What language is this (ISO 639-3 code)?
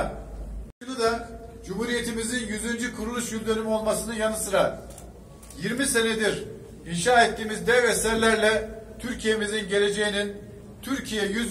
tur